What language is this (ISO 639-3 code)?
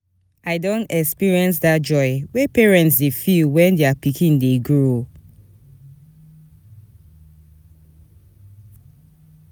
pcm